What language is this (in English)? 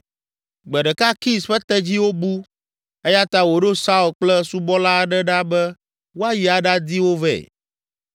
Ewe